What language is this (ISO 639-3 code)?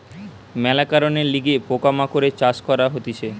ben